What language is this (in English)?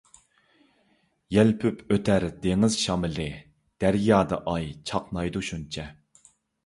Uyghur